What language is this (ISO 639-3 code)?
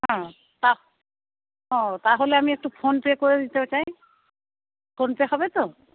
ben